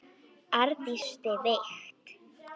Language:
Icelandic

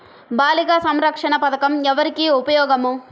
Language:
Telugu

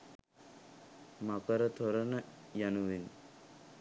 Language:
Sinhala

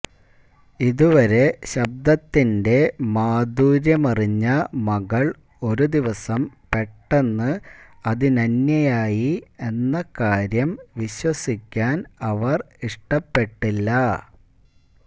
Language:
Malayalam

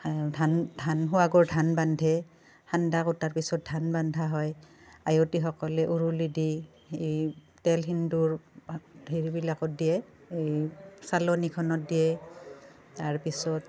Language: Assamese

